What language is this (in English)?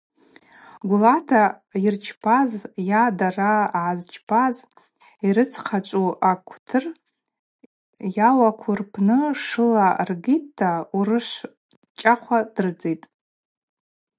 Abaza